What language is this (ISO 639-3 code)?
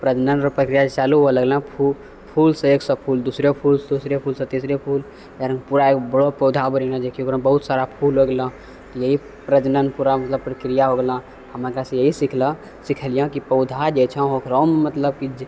mai